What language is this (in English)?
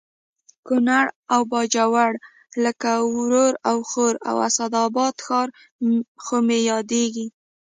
Pashto